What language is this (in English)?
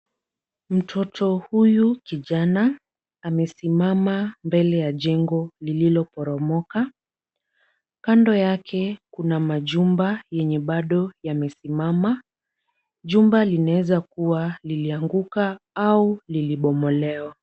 Swahili